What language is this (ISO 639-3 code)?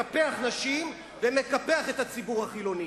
heb